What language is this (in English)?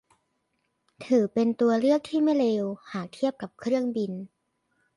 Thai